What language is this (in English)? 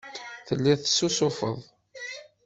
Kabyle